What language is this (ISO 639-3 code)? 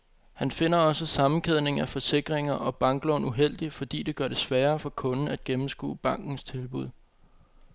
dan